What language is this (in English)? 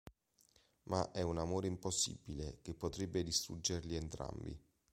Italian